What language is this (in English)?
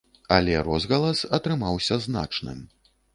Belarusian